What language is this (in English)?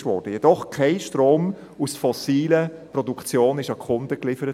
Swiss German